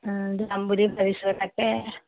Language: Assamese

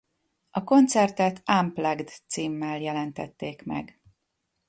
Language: Hungarian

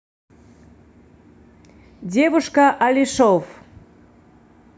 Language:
Russian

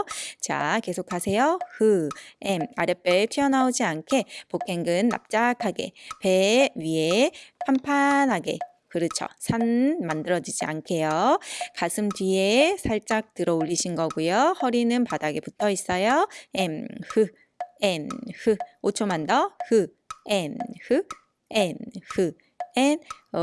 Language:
Korean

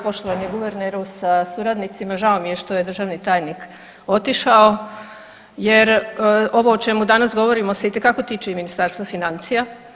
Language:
Croatian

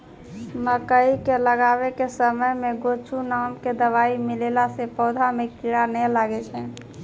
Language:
Maithili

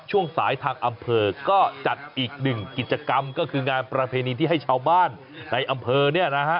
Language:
Thai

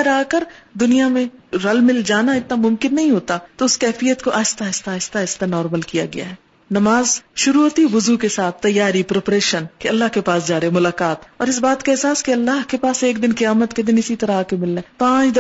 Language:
Urdu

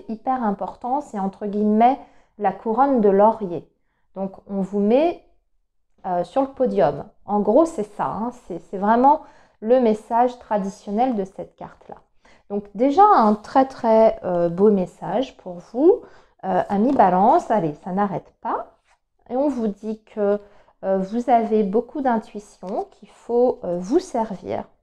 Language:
French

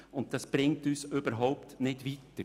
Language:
Swiss German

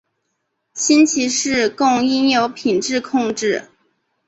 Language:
Chinese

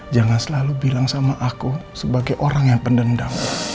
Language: Indonesian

